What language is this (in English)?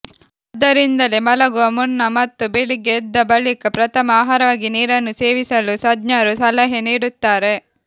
Kannada